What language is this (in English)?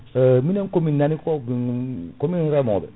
Fula